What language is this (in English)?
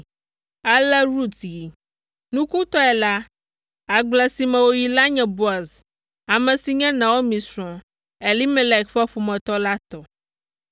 Ewe